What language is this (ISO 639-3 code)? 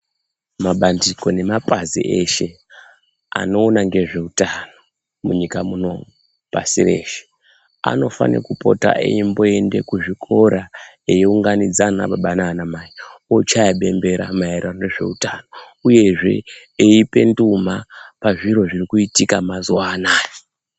ndc